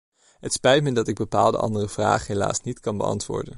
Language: Dutch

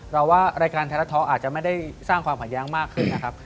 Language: Thai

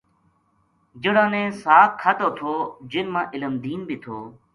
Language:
Gujari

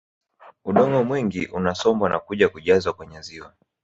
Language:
Swahili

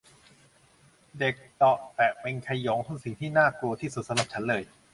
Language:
Thai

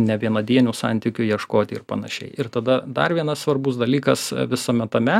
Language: Lithuanian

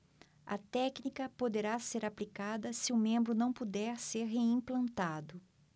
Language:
Portuguese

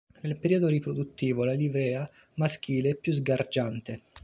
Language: Italian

